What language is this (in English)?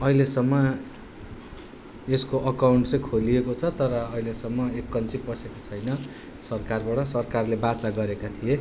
Nepali